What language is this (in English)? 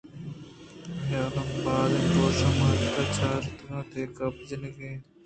Eastern Balochi